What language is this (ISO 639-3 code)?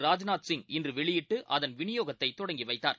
tam